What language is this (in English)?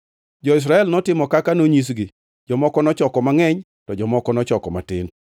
Luo (Kenya and Tanzania)